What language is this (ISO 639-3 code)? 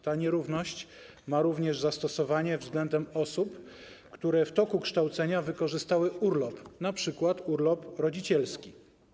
pol